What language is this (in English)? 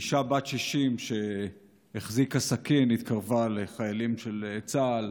Hebrew